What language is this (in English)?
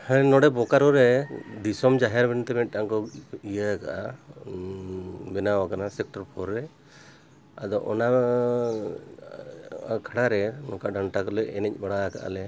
Santali